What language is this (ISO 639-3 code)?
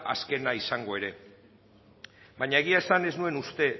eus